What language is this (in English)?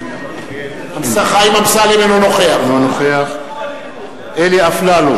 Hebrew